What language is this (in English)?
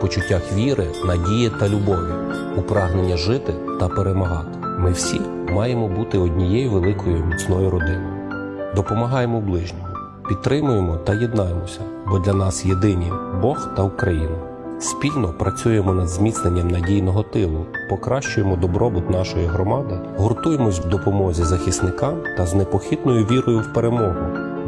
Ukrainian